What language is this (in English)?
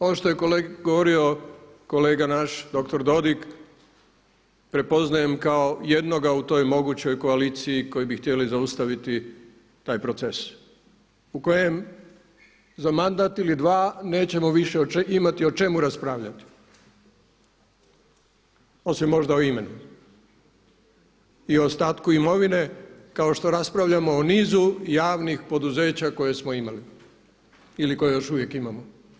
Croatian